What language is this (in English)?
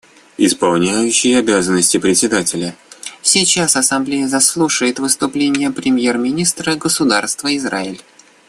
Russian